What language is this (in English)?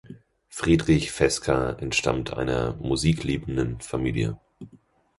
German